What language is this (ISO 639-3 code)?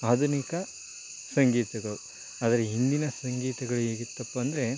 kan